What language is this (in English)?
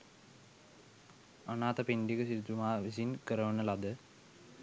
Sinhala